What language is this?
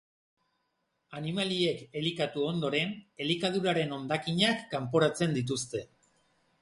Basque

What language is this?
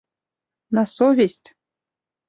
Mari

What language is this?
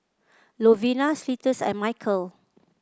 English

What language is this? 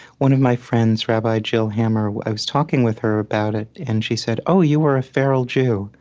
English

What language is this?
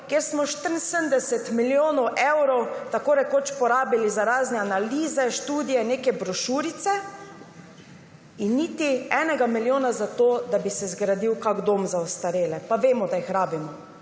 Slovenian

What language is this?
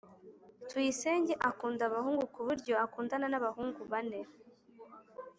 Kinyarwanda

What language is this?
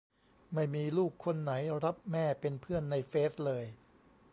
Thai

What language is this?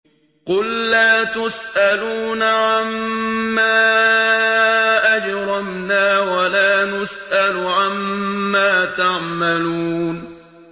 Arabic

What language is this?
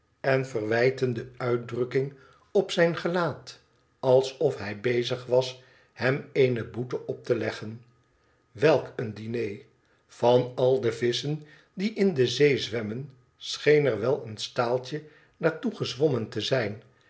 Dutch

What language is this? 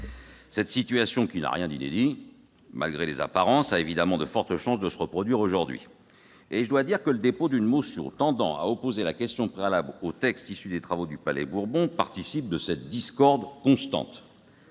French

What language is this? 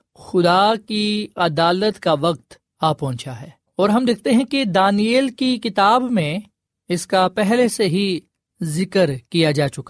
Urdu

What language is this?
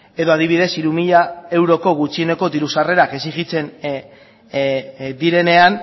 Basque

